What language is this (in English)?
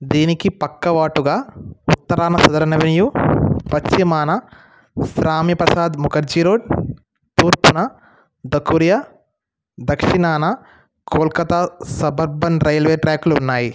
Telugu